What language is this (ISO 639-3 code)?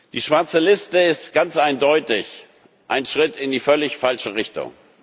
deu